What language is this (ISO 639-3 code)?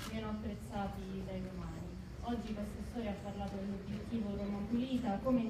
ita